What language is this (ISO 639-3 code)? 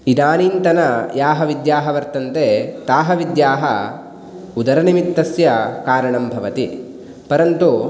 san